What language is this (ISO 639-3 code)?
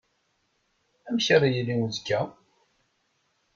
kab